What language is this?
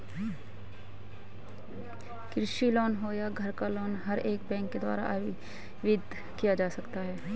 Hindi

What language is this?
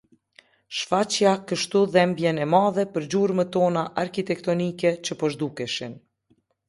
Albanian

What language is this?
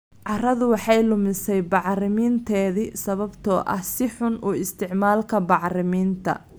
Somali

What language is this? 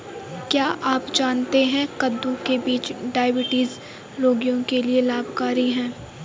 Hindi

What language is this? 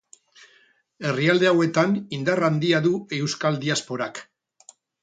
Basque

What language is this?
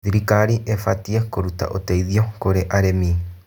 Kikuyu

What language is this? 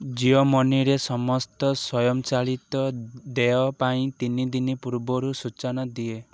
Odia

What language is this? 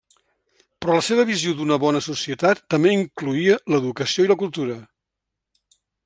Catalan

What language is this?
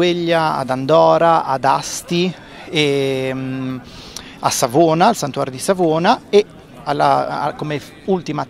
Italian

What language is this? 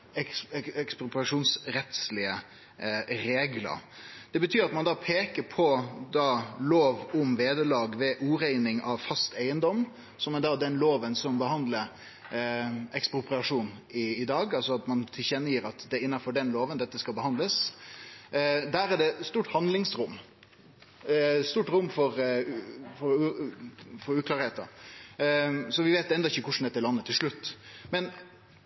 Norwegian Nynorsk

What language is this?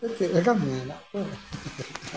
Santali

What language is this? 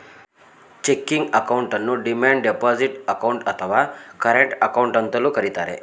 Kannada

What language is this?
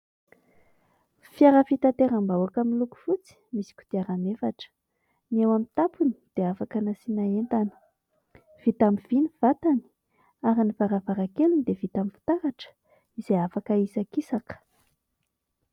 Malagasy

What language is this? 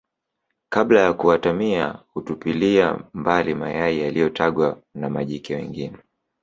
Swahili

